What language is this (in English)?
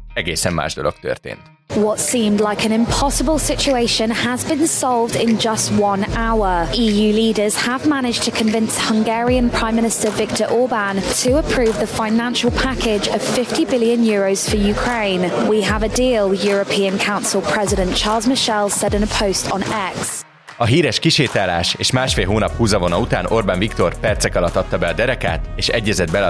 Hungarian